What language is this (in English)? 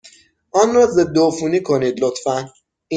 Persian